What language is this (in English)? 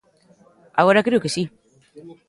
Galician